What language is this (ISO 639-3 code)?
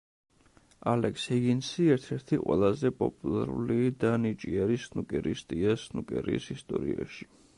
kat